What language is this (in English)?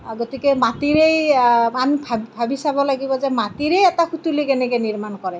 Assamese